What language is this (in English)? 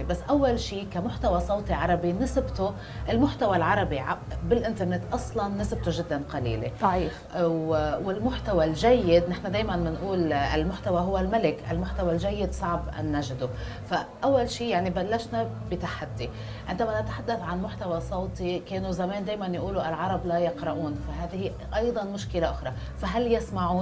Arabic